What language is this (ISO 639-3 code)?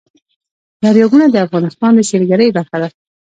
pus